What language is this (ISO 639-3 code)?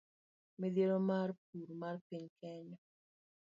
luo